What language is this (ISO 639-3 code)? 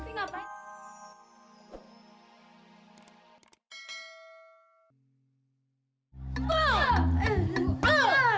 ind